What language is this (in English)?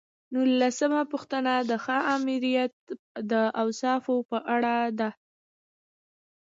Pashto